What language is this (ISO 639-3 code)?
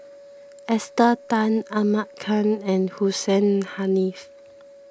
eng